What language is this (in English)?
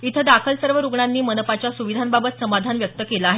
Marathi